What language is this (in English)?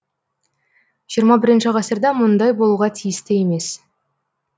Kazakh